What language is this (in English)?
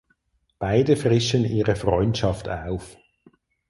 German